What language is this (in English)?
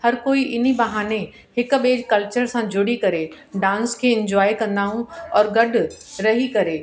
Sindhi